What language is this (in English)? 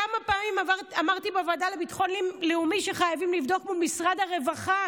Hebrew